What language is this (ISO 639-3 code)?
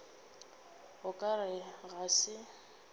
nso